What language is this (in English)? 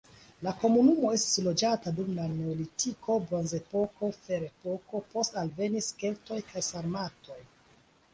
Esperanto